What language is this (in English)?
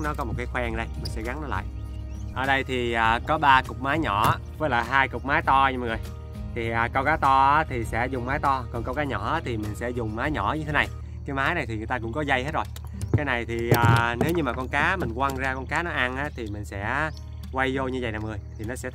Vietnamese